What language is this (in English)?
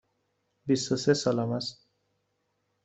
Persian